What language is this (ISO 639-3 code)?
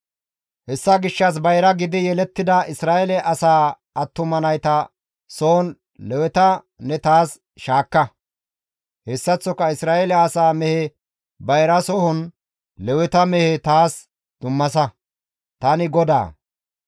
gmv